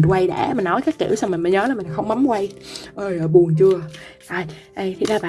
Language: Vietnamese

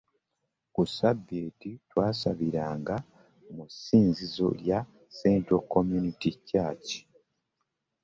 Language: Ganda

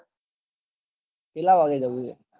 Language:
Gujarati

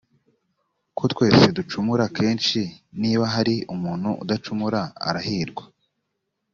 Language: Kinyarwanda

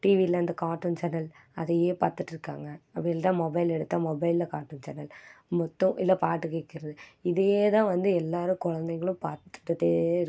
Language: Tamil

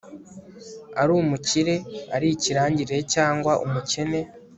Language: Kinyarwanda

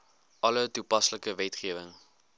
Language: Afrikaans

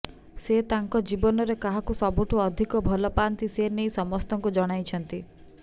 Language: Odia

